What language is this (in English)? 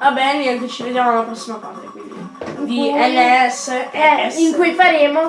Italian